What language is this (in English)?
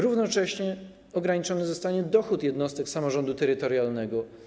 Polish